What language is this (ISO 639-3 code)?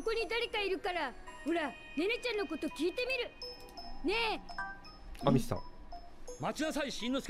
jpn